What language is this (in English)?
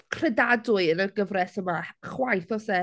Welsh